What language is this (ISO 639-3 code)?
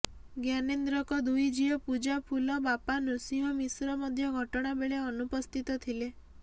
ori